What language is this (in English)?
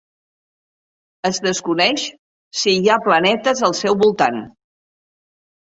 Catalan